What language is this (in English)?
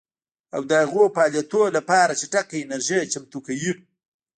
Pashto